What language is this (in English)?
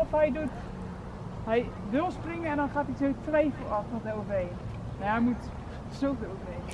Dutch